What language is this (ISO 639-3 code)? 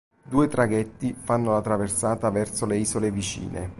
ita